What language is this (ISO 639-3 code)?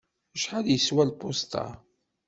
kab